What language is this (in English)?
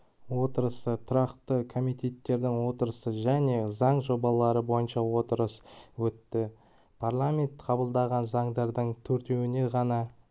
Kazakh